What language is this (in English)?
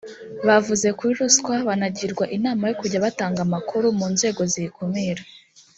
Kinyarwanda